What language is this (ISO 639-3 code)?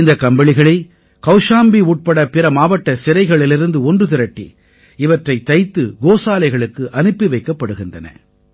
tam